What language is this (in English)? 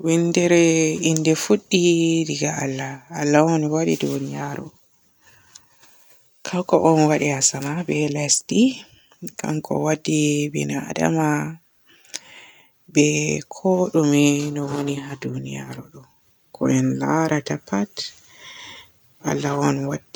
Borgu Fulfulde